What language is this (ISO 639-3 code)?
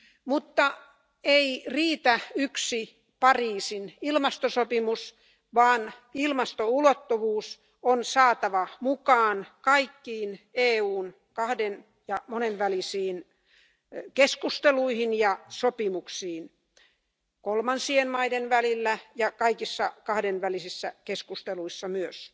fin